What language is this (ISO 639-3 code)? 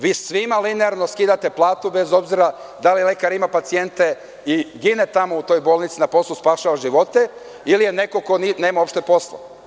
srp